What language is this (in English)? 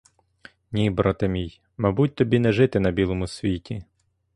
Ukrainian